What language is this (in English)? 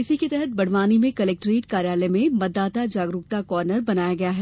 Hindi